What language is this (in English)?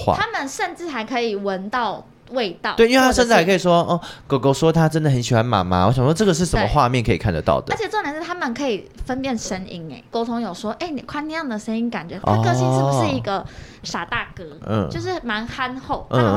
Chinese